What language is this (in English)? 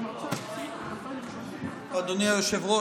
Hebrew